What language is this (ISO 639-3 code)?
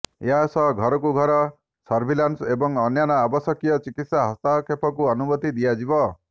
ori